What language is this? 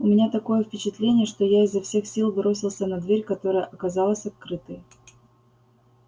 Russian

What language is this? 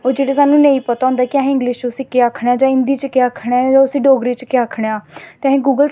Dogri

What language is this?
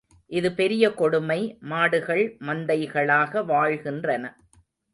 Tamil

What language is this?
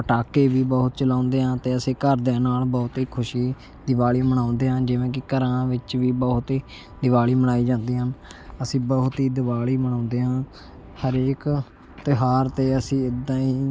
Punjabi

